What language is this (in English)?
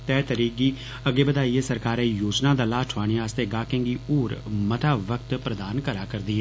Dogri